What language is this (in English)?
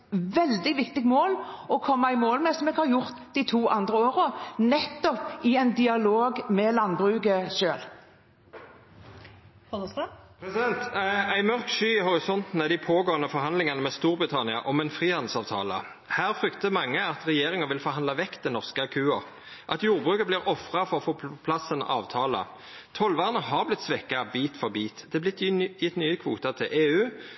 Norwegian